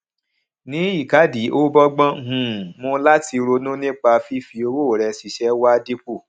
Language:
Yoruba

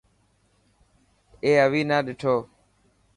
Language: Dhatki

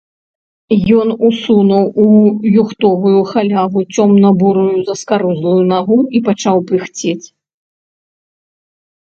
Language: Belarusian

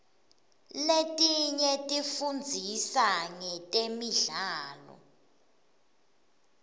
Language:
Swati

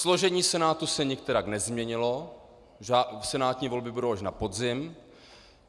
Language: Czech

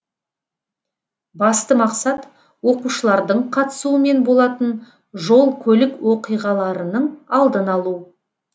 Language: Kazakh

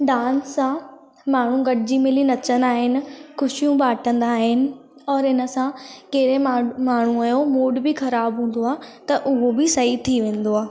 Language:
Sindhi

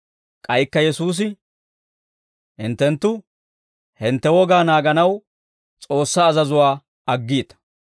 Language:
Dawro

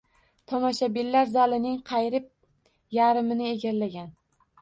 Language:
Uzbek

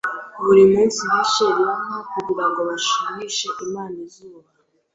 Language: Kinyarwanda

